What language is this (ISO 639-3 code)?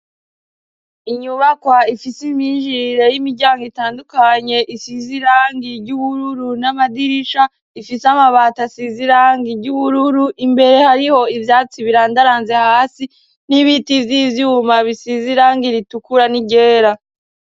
run